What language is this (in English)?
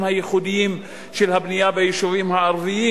Hebrew